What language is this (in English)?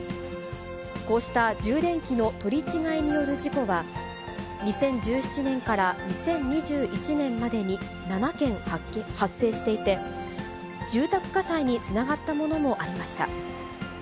Japanese